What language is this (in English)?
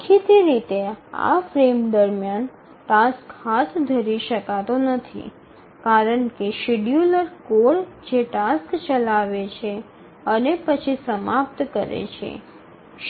Gujarati